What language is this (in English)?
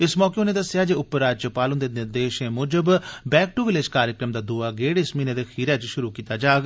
Dogri